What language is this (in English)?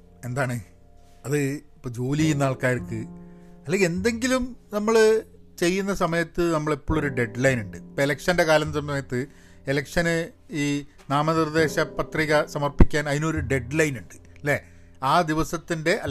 Malayalam